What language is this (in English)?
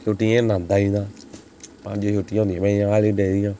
Dogri